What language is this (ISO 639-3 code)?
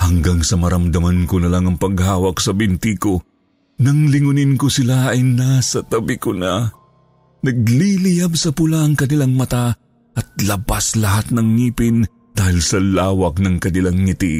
fil